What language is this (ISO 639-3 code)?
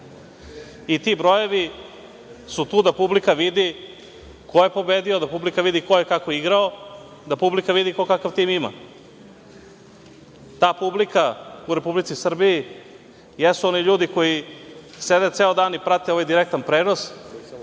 srp